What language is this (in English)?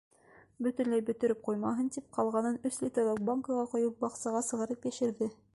Bashkir